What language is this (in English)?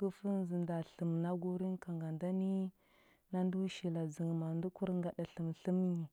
Huba